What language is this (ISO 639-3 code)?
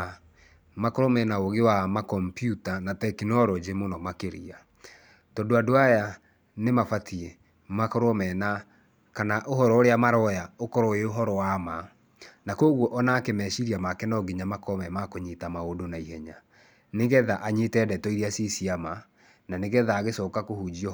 kik